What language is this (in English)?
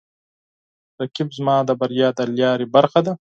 Pashto